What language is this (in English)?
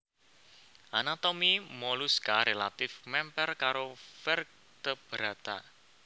Javanese